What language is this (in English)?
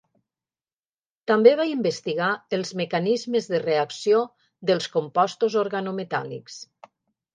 Catalan